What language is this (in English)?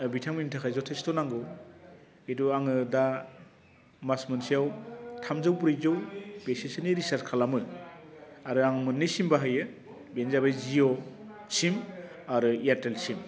Bodo